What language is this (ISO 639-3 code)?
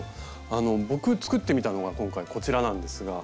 jpn